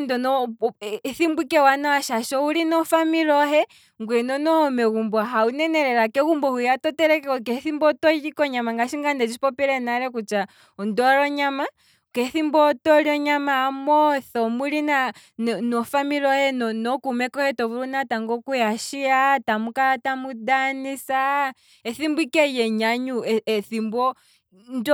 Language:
Kwambi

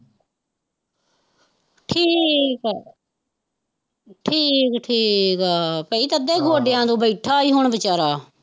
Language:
Punjabi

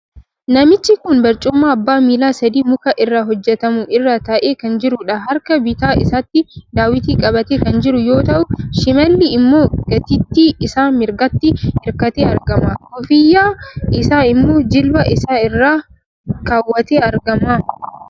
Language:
Oromo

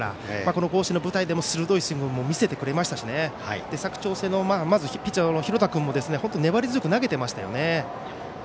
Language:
Japanese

